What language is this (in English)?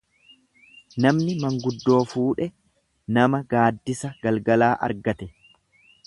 Oromo